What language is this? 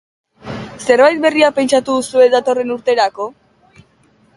Basque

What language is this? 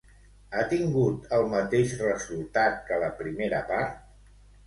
Catalan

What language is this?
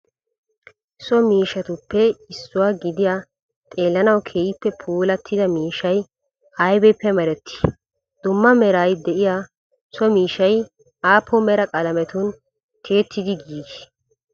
Wolaytta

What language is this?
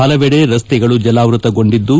Kannada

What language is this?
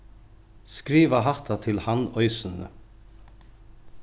Faroese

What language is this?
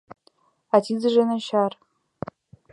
Mari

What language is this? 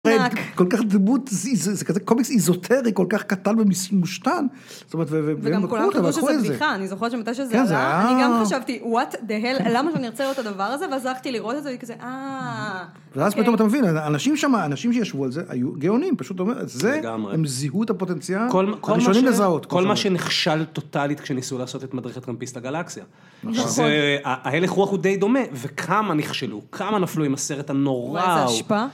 Hebrew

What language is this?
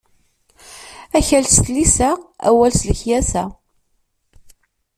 Kabyle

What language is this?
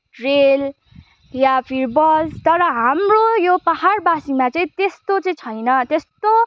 Nepali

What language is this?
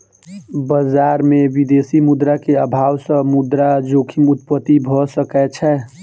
Maithili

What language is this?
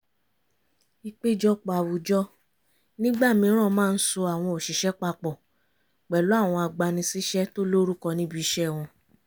Yoruba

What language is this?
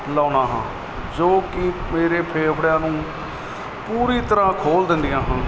Punjabi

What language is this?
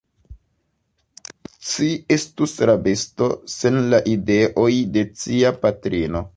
Esperanto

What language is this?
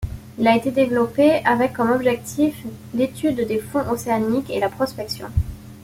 French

